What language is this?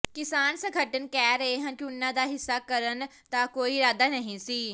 Punjabi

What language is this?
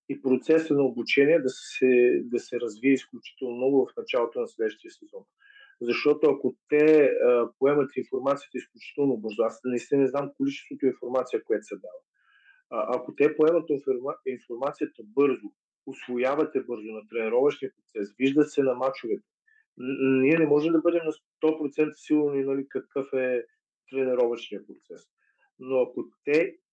Bulgarian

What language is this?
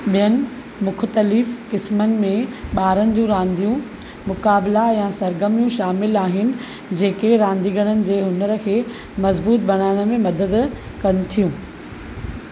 Sindhi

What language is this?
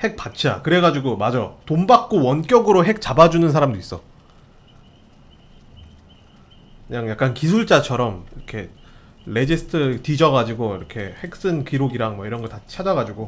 Korean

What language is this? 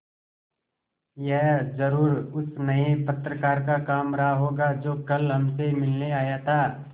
Hindi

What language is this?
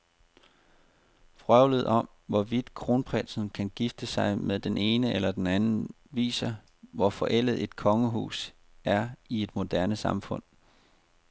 Danish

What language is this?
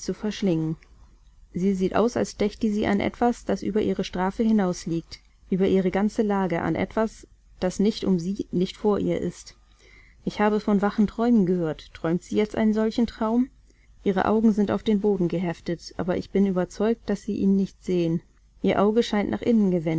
German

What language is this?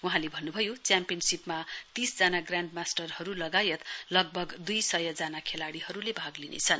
Nepali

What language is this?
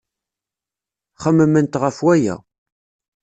Kabyle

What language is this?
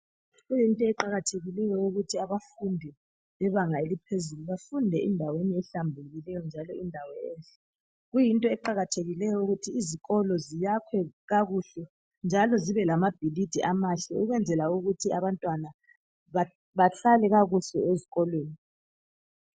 North Ndebele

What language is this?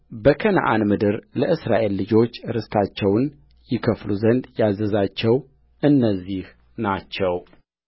Amharic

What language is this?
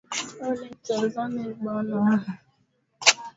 Swahili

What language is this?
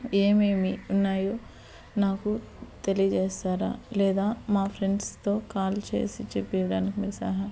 Telugu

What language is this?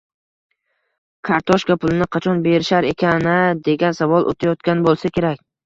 Uzbek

